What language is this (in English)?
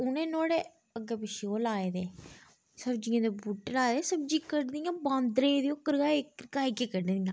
Dogri